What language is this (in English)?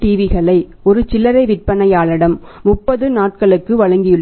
Tamil